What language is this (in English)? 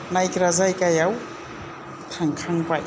Bodo